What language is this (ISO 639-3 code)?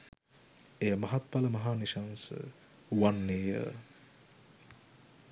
sin